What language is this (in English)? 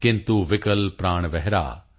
Punjabi